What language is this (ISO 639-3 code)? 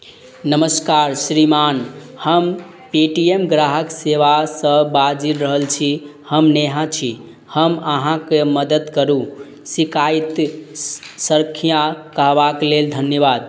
mai